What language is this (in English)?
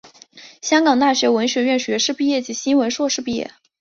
Chinese